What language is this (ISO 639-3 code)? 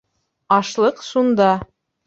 bak